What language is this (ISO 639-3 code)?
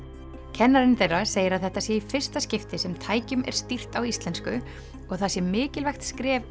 isl